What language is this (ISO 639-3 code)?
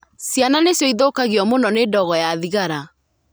kik